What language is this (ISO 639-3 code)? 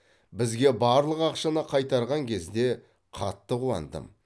kaz